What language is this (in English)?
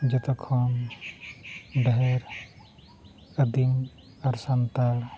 Santali